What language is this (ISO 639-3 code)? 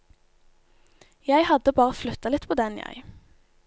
nor